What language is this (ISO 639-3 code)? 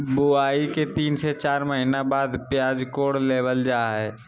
mag